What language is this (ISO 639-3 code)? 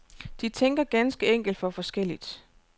dan